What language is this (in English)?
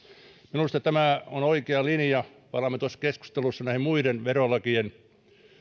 Finnish